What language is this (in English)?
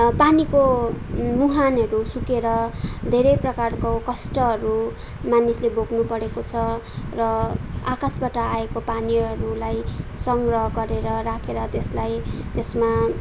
Nepali